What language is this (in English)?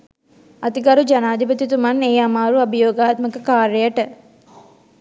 Sinhala